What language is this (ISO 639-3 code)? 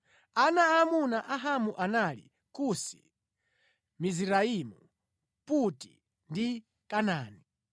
nya